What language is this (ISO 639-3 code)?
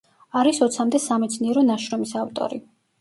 kat